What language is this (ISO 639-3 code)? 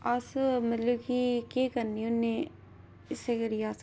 doi